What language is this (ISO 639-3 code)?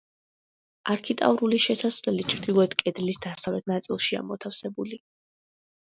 kat